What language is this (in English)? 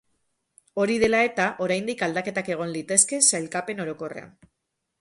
Basque